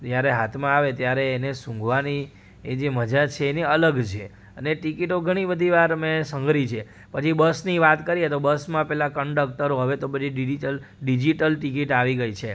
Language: Gujarati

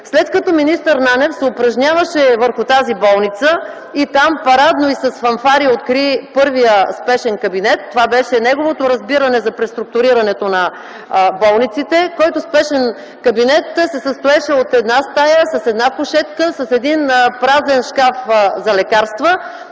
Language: Bulgarian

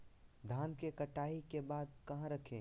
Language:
Magahi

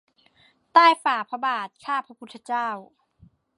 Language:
Thai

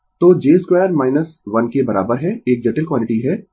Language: Hindi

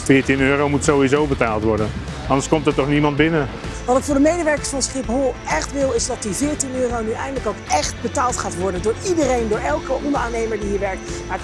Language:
Dutch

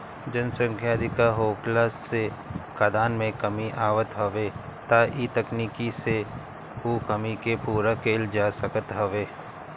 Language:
Bhojpuri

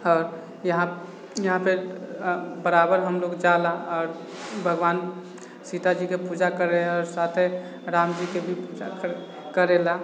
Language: Maithili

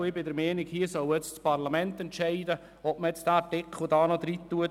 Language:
Swiss German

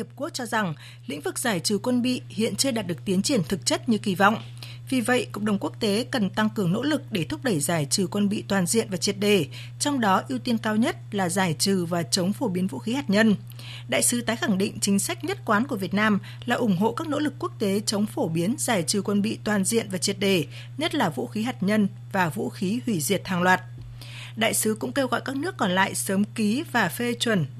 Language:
Vietnamese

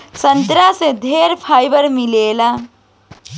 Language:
Bhojpuri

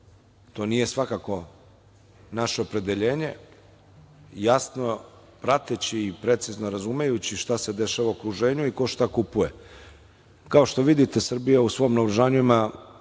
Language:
Serbian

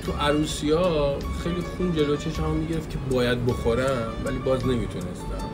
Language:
Persian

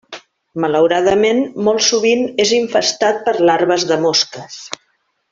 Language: Catalan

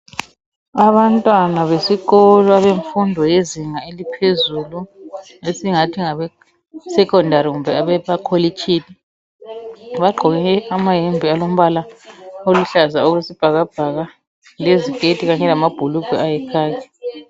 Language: North Ndebele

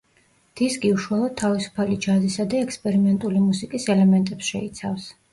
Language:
Georgian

